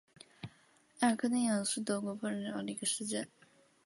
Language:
Chinese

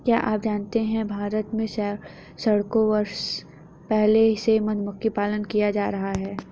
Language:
Hindi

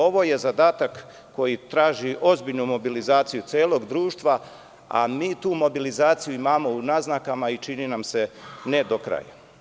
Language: Serbian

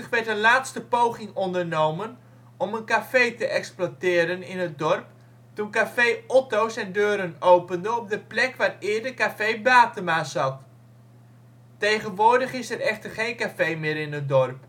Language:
Dutch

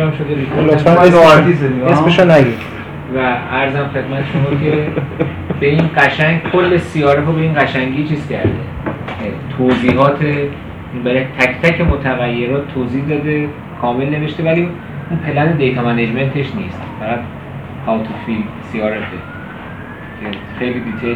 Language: Persian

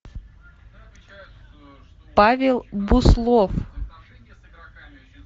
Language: Russian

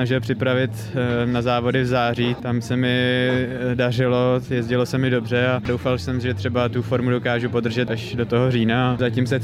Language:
Czech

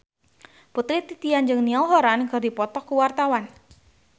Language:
Sundanese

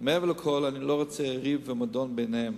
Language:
Hebrew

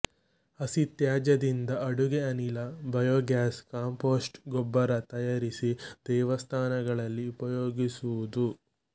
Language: Kannada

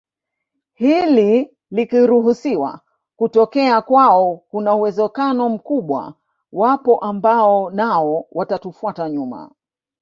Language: Swahili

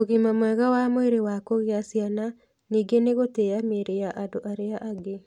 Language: Kikuyu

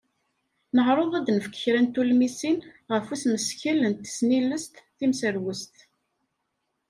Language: Kabyle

